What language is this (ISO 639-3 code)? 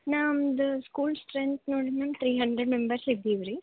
kan